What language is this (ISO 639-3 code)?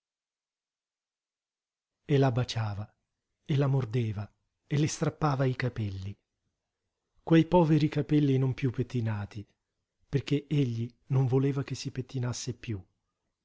ita